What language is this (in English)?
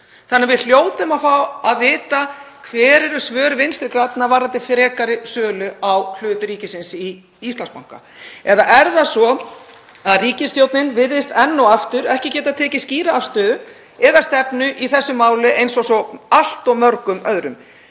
Icelandic